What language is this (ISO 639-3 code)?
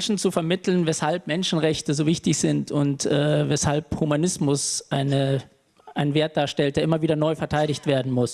deu